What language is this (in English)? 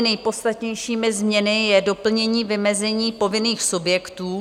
Czech